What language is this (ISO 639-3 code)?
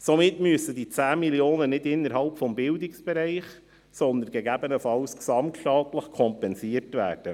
gsw